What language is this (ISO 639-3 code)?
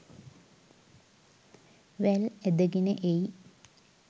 sin